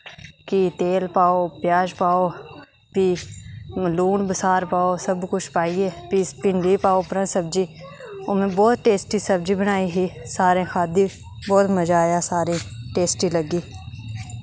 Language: Dogri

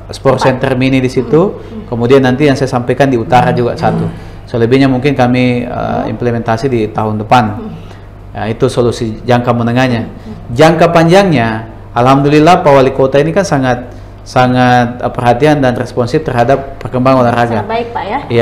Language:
Indonesian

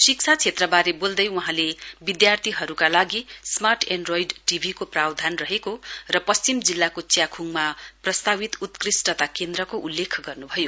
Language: Nepali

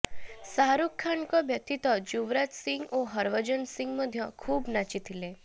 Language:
Odia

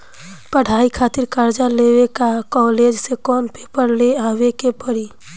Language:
Bhojpuri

